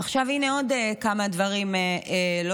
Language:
Hebrew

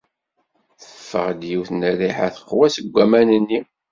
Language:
Kabyle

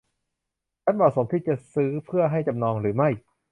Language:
Thai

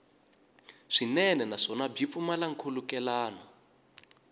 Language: Tsonga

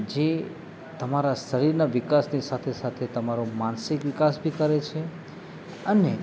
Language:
Gujarati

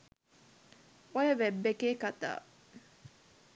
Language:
Sinhala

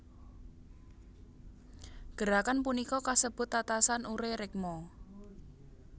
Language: Javanese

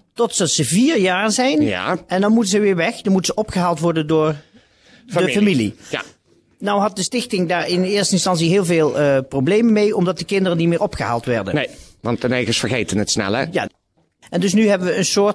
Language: Dutch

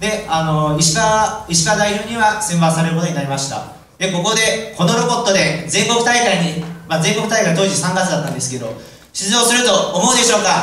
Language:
Japanese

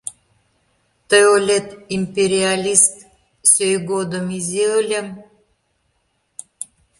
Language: Mari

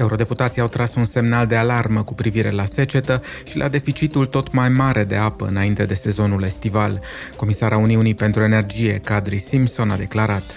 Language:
Romanian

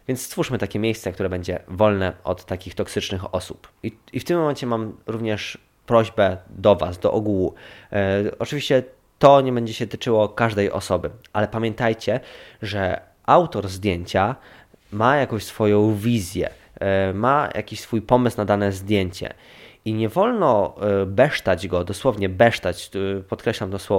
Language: Polish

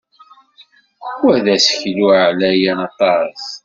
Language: Kabyle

